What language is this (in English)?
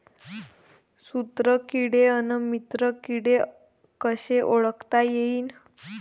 Marathi